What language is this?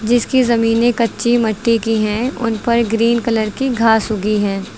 Hindi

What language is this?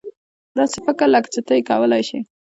Pashto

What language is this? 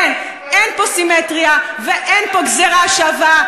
Hebrew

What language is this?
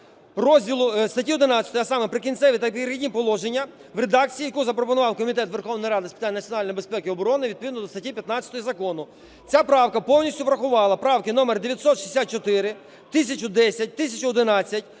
Ukrainian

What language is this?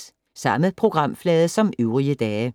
Danish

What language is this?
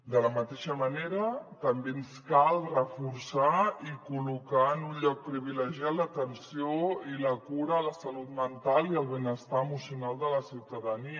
Catalan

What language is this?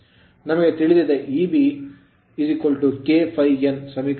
Kannada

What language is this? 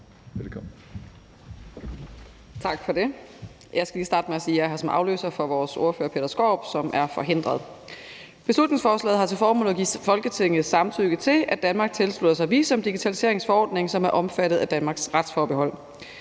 Danish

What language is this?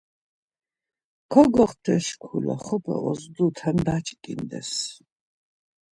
Laz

